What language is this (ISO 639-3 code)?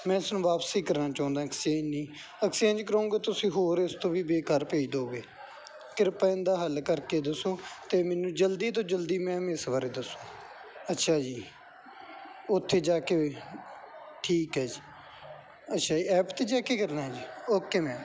pan